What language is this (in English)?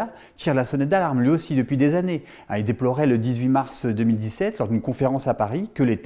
French